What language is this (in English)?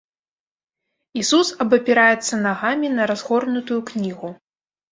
Belarusian